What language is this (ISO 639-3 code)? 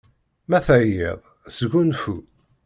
kab